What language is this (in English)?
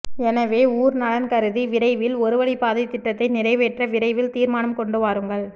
Tamil